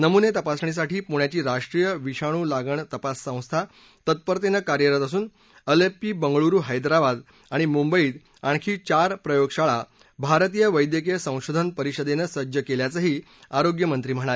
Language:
Marathi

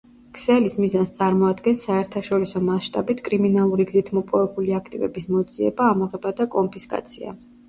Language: Georgian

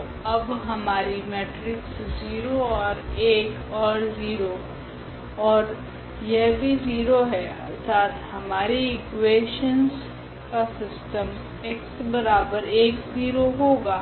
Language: Hindi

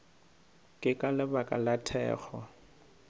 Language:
Northern Sotho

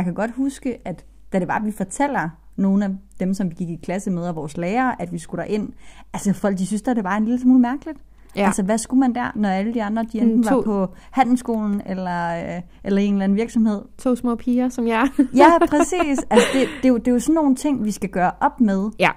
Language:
Danish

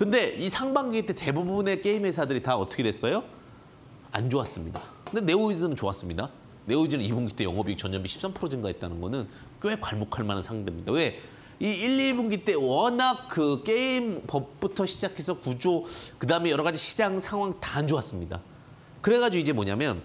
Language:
Korean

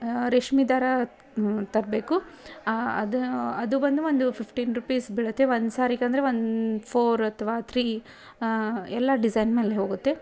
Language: Kannada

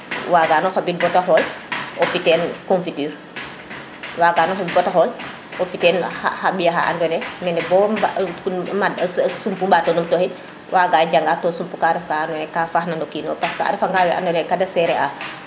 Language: Serer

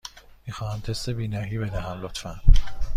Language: Persian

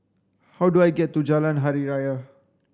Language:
English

